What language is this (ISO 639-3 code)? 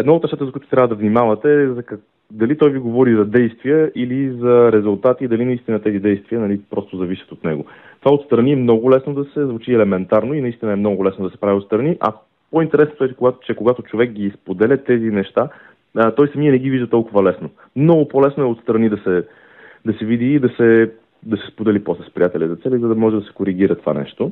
bul